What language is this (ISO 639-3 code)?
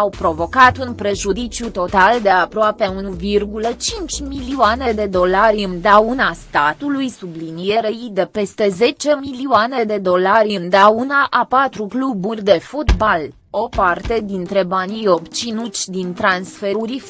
ron